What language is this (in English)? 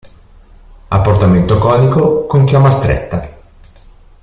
Italian